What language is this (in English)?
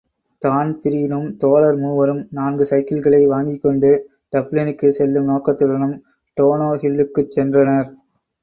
Tamil